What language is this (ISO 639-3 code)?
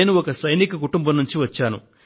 tel